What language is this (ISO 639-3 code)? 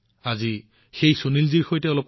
asm